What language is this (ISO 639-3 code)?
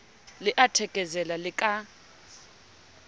sot